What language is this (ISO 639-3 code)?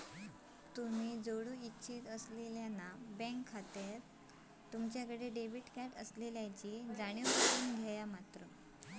mar